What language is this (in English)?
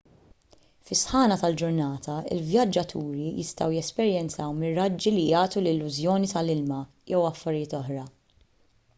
Maltese